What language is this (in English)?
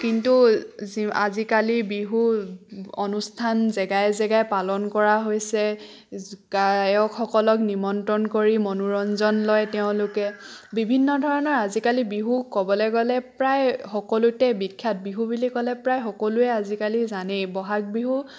Assamese